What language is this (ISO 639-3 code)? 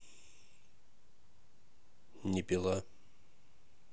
rus